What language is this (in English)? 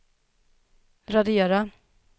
Swedish